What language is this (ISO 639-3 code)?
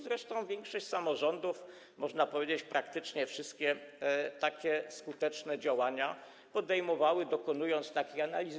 pol